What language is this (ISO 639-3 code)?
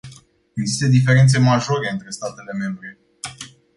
ron